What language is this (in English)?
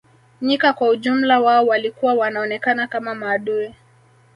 Swahili